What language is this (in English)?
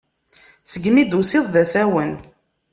Kabyle